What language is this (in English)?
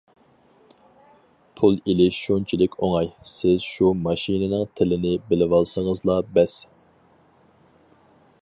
Uyghur